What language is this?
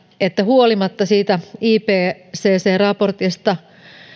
Finnish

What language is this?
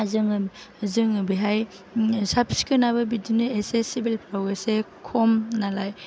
Bodo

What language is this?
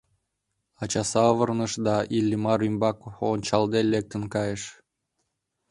Mari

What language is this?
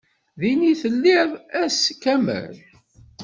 Kabyle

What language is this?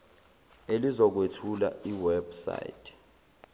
Zulu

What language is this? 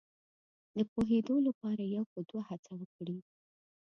Pashto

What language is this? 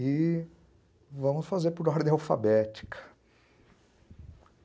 Portuguese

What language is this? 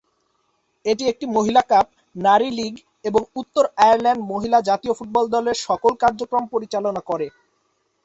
Bangla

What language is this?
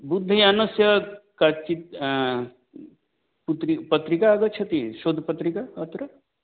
Sanskrit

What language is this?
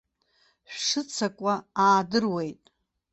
Abkhazian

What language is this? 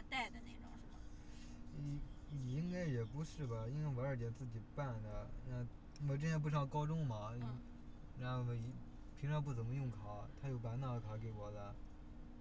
Chinese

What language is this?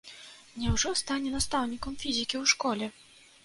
Belarusian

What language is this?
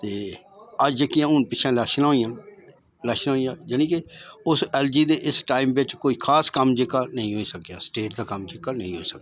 Dogri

